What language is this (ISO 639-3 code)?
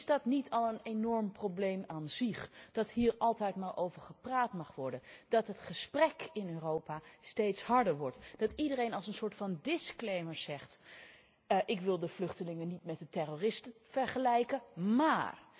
nld